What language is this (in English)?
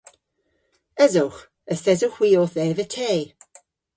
Cornish